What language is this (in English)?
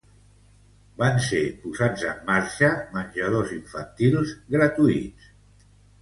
Catalan